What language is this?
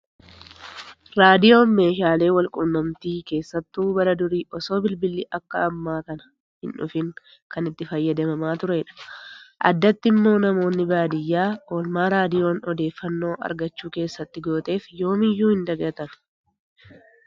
Oromo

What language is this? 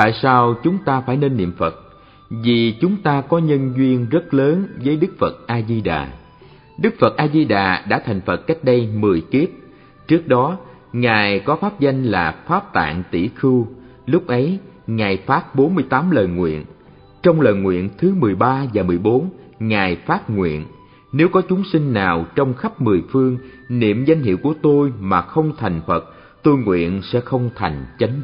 Vietnamese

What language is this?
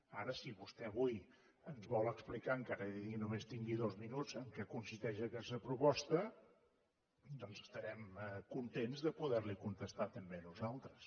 Catalan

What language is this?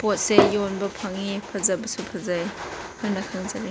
Manipuri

